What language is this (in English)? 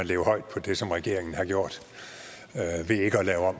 Danish